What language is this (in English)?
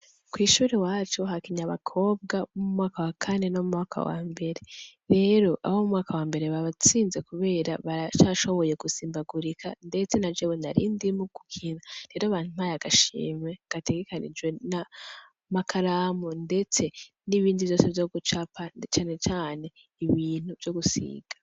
Rundi